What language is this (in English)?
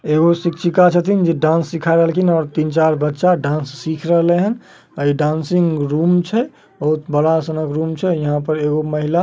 Magahi